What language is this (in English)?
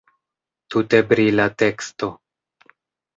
Esperanto